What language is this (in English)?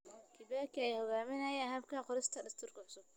Somali